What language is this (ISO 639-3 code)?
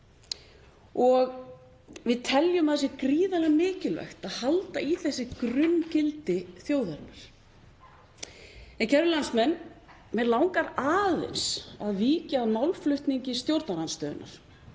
isl